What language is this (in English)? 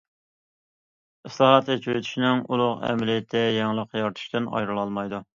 Uyghur